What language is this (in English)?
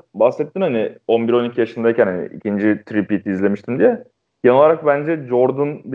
Turkish